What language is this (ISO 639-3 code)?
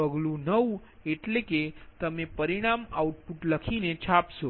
guj